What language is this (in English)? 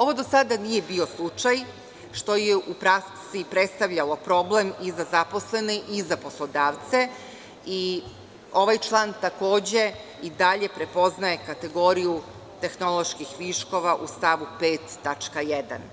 Serbian